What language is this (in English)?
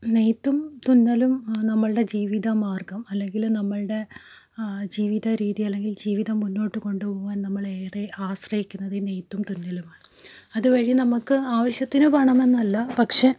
Malayalam